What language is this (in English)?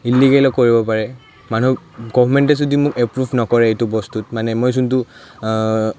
Assamese